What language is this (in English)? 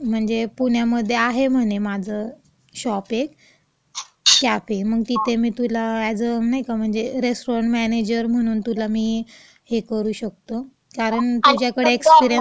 Marathi